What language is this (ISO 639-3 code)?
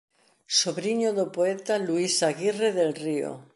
glg